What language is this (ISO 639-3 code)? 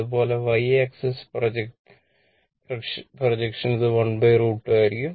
mal